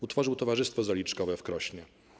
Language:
Polish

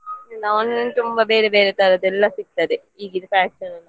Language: Kannada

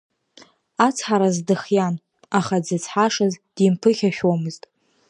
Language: Abkhazian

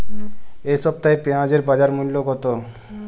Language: Bangla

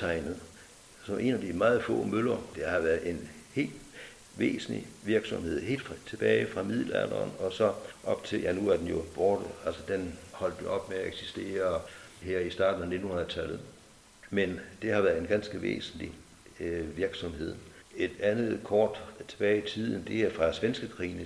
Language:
Danish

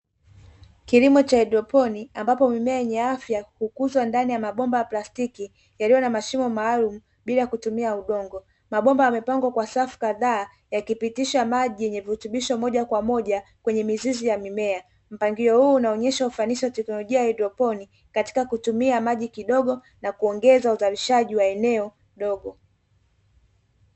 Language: Swahili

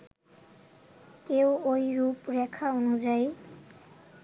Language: Bangla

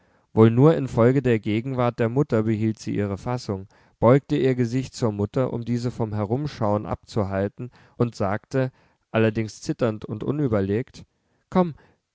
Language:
German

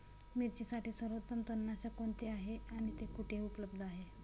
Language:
Marathi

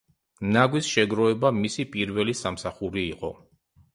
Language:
Georgian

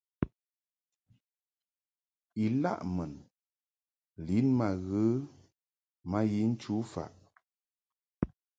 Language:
Mungaka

